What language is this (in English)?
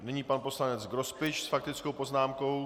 Czech